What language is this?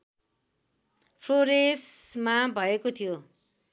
Nepali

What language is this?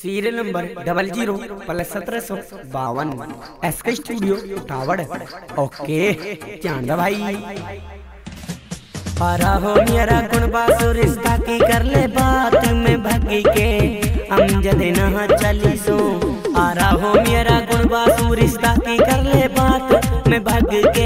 Hindi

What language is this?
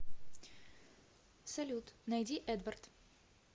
Russian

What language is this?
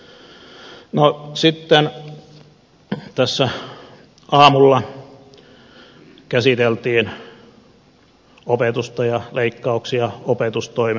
Finnish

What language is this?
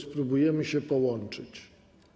Polish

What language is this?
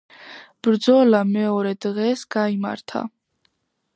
Georgian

